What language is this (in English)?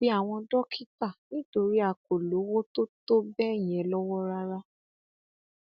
Yoruba